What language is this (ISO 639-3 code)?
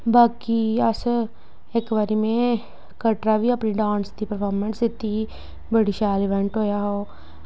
doi